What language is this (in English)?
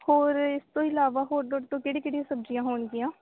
Punjabi